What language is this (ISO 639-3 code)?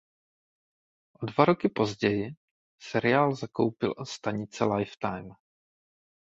ces